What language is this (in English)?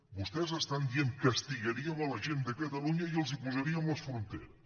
Catalan